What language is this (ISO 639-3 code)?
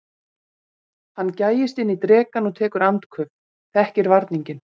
isl